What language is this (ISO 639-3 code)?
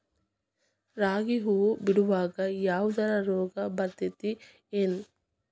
kan